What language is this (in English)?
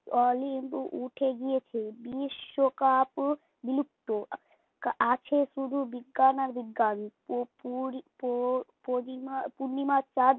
Bangla